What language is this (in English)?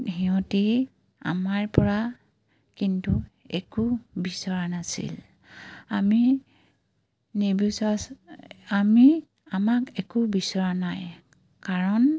Assamese